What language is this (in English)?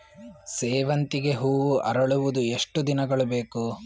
Kannada